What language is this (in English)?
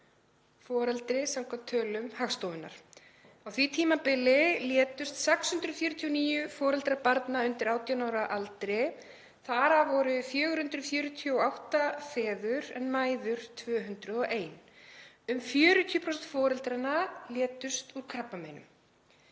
Icelandic